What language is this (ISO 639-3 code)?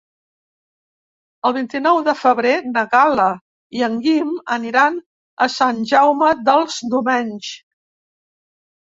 cat